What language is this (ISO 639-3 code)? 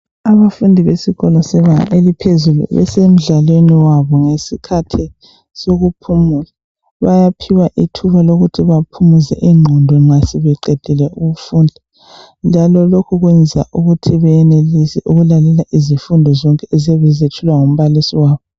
nde